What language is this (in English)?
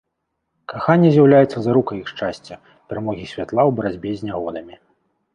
Belarusian